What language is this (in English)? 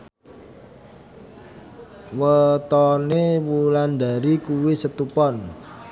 Javanese